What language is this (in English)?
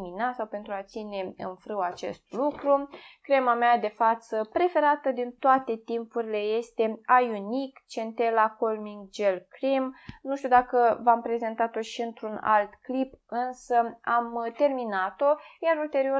Romanian